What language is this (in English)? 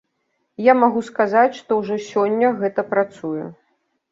Belarusian